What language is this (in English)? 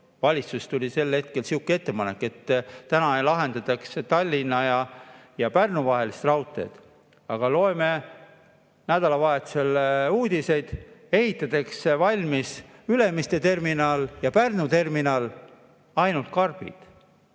Estonian